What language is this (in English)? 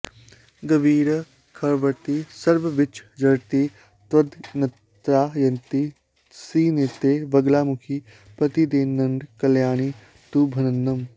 Sanskrit